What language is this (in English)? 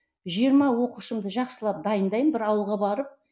Kazakh